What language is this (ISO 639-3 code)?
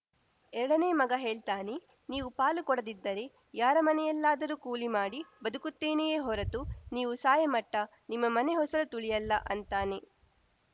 kan